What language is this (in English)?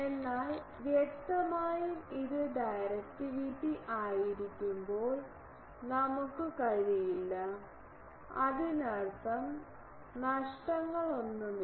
Malayalam